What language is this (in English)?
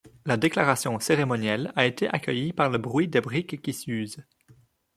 French